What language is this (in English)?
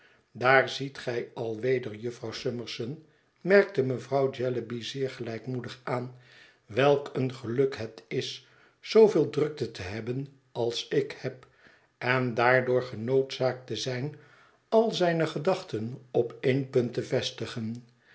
Dutch